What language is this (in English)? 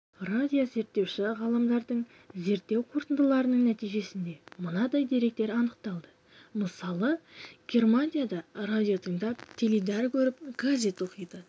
Kazakh